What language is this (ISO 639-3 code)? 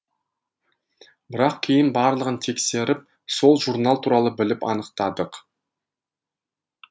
kaz